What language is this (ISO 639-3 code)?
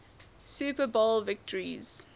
eng